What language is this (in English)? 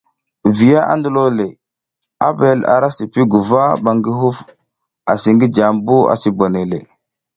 South Giziga